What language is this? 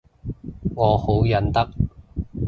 Cantonese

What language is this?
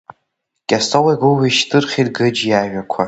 Abkhazian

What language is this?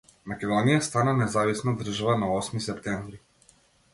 Macedonian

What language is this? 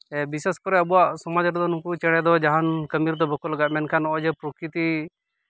Santali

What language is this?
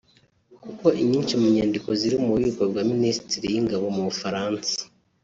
Kinyarwanda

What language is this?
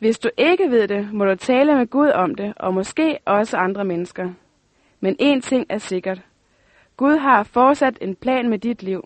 Danish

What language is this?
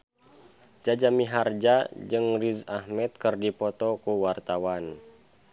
Sundanese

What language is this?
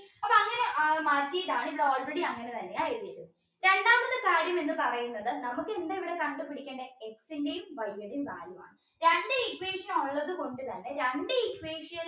Malayalam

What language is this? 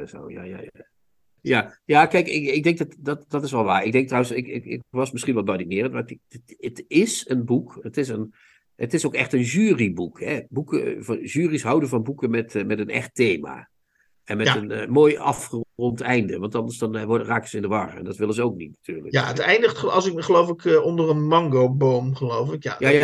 Dutch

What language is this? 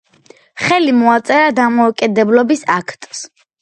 Georgian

